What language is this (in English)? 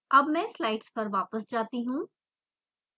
Hindi